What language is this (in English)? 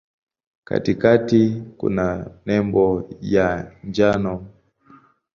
Swahili